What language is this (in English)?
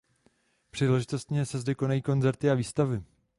Czech